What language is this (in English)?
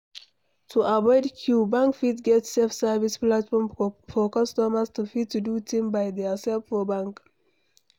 Nigerian Pidgin